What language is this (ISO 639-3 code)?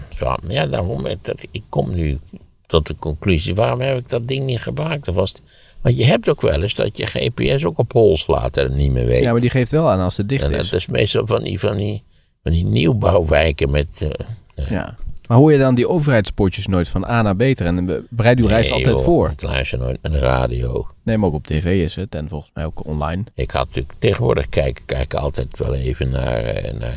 nld